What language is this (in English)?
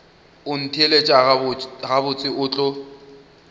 Northern Sotho